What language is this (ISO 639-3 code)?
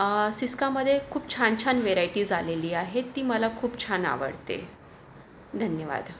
mar